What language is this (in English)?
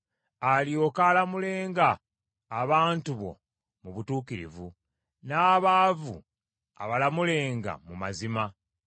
Ganda